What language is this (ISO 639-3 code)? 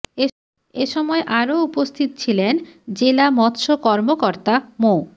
ben